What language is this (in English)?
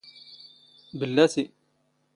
Standard Moroccan Tamazight